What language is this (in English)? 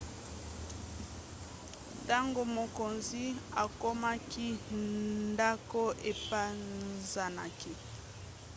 Lingala